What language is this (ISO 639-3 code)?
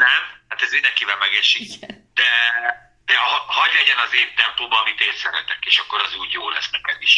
hun